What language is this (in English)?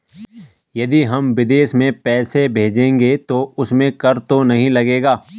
Hindi